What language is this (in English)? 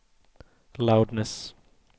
Swedish